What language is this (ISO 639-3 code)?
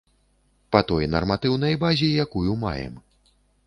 bel